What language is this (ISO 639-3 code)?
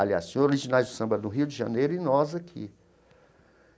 por